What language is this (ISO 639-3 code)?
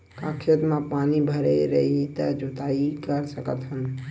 hne